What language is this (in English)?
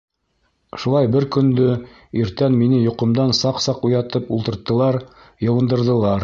Bashkir